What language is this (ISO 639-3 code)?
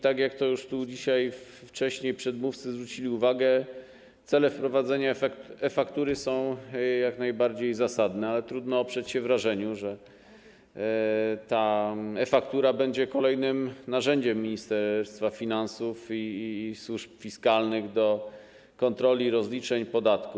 pol